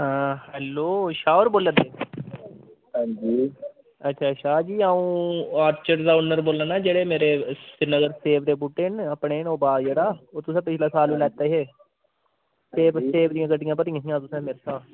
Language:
Dogri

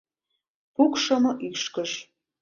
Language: Mari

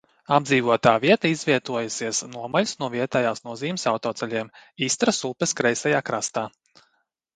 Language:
Latvian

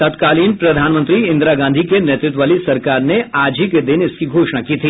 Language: Hindi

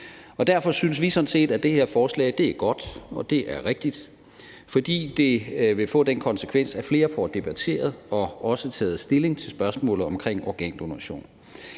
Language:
Danish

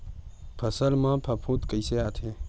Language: Chhattisgarhi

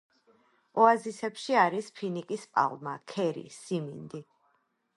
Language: Georgian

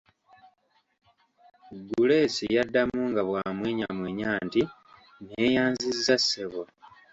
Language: Ganda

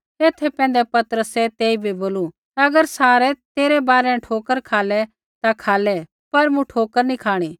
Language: Kullu Pahari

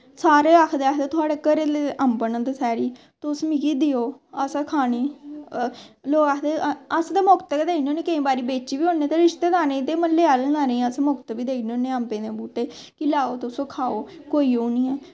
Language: Dogri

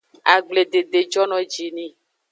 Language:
Aja (Benin)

